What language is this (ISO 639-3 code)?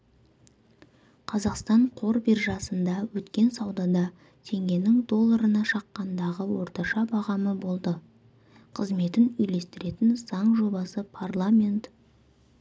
kaz